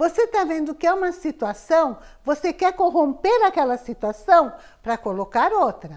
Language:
Portuguese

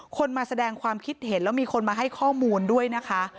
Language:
Thai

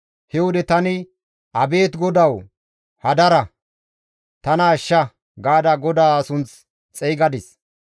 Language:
Gamo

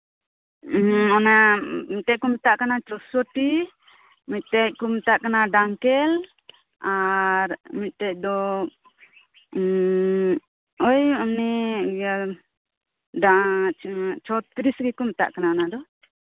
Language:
Santali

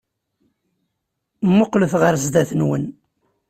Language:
Kabyle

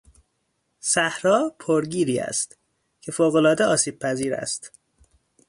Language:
Persian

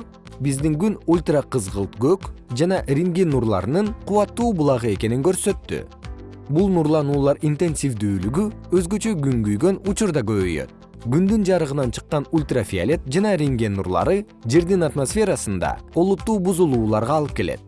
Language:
Kyrgyz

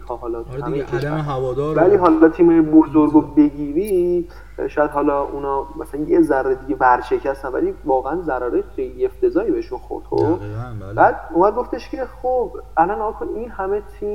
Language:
Persian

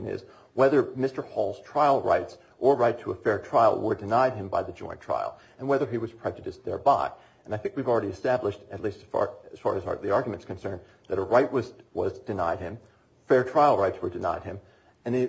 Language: English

